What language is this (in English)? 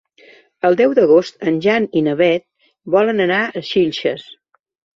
Catalan